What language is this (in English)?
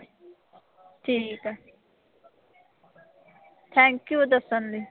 Punjabi